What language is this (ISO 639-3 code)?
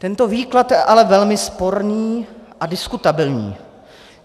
ces